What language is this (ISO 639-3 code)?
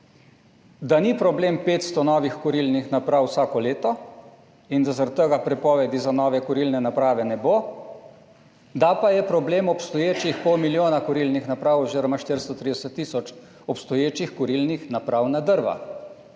slv